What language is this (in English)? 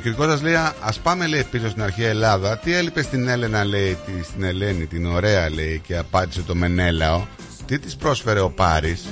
Greek